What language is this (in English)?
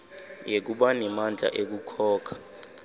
Swati